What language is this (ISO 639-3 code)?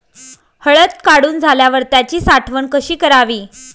mar